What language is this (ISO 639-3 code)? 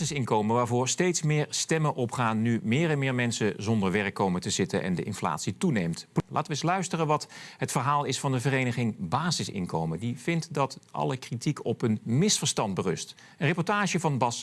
nld